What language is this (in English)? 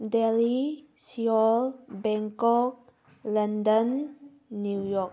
Manipuri